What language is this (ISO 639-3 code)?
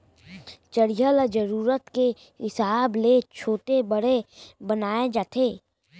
hne